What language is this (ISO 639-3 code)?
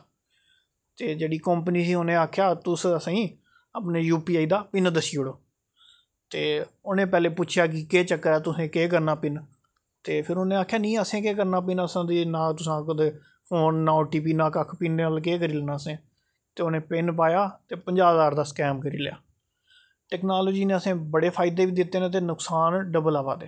doi